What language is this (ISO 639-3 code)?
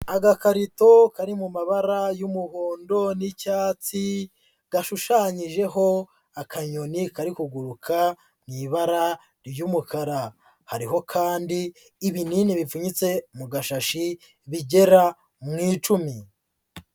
kin